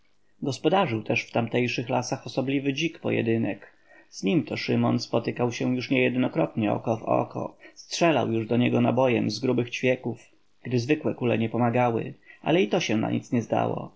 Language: Polish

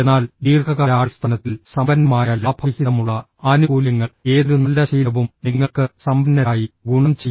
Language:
Malayalam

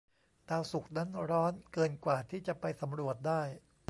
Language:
Thai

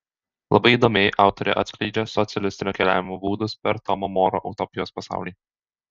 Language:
Lithuanian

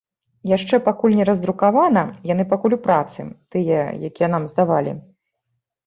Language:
Belarusian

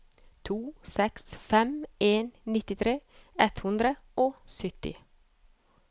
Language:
Norwegian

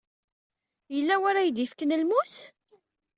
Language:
Kabyle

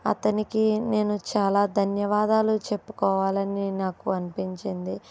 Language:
Telugu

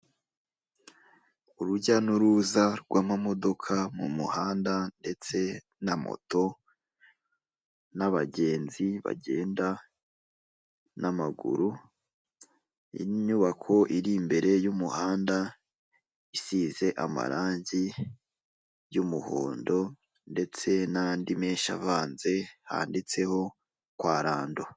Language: Kinyarwanda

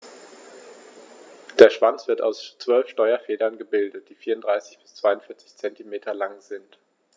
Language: German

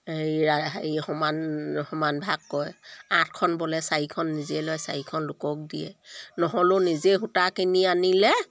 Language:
Assamese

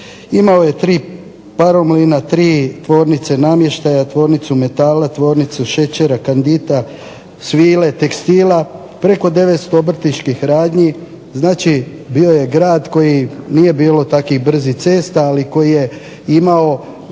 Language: Croatian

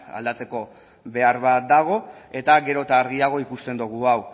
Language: Basque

